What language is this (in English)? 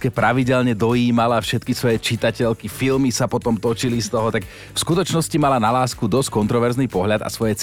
Slovak